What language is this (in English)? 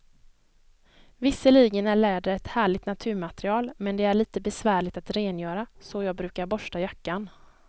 Swedish